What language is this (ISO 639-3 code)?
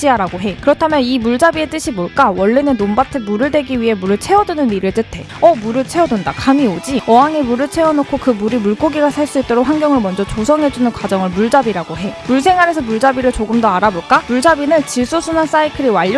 kor